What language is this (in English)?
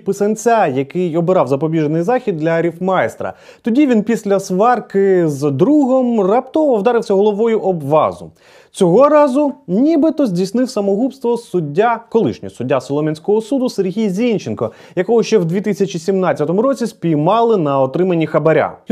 Ukrainian